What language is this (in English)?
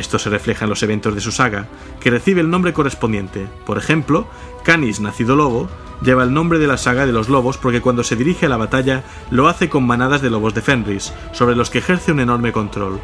Spanish